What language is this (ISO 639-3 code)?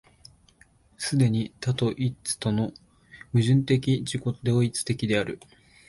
jpn